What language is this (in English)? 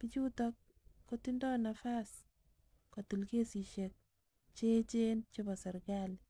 Kalenjin